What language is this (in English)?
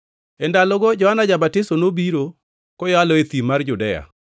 Luo (Kenya and Tanzania)